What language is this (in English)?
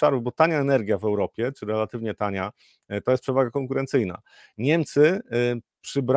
Polish